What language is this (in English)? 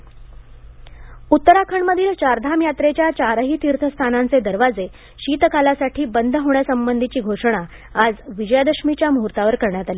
Marathi